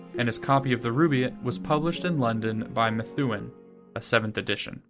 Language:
English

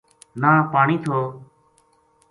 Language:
Gujari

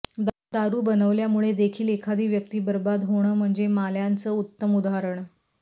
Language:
Marathi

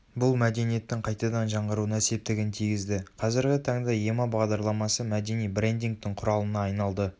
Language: Kazakh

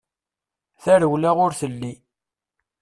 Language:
Kabyle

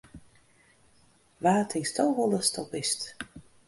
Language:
Western Frisian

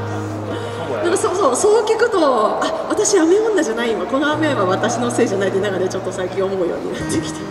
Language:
Japanese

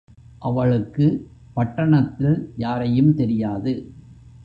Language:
Tamil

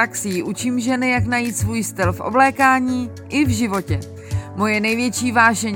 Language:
Czech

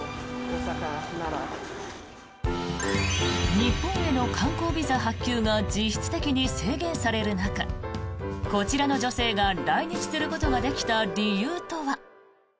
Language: Japanese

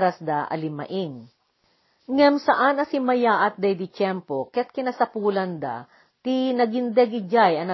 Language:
Filipino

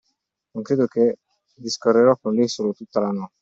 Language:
Italian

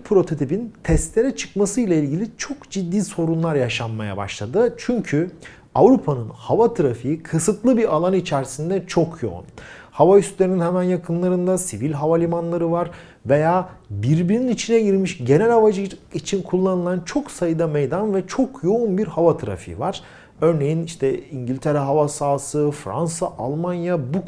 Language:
Turkish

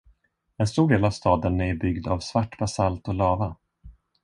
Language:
Swedish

